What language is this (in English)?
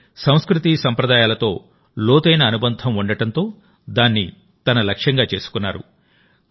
Telugu